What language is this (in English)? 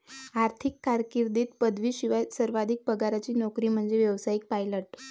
Marathi